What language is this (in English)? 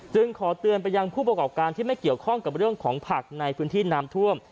Thai